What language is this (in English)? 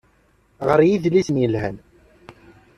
Kabyle